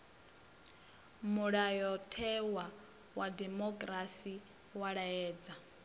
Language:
Venda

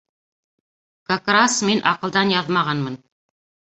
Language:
Bashkir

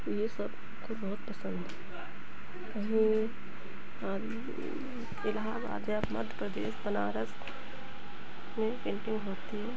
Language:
Hindi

